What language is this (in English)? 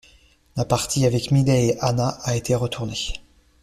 French